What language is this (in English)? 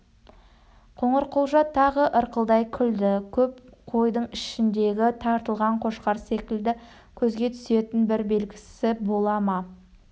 Kazakh